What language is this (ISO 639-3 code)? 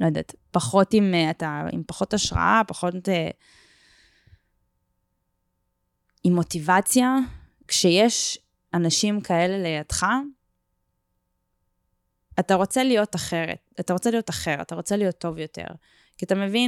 heb